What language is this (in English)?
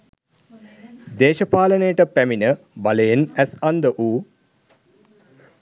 Sinhala